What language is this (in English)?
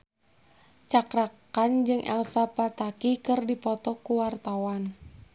Sundanese